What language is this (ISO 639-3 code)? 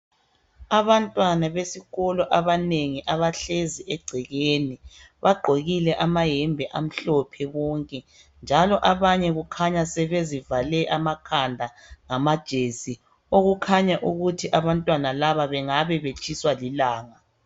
nde